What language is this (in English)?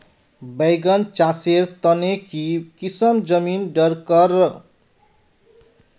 Magahi